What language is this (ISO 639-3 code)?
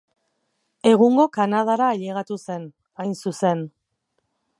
eus